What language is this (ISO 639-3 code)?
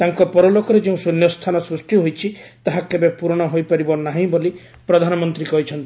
ori